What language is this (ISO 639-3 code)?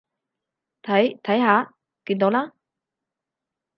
yue